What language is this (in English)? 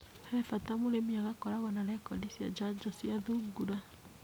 Kikuyu